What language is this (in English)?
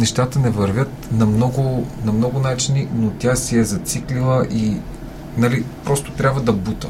Bulgarian